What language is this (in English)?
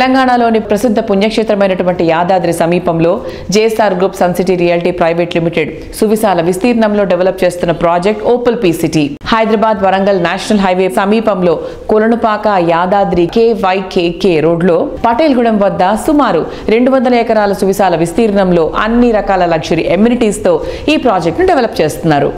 Telugu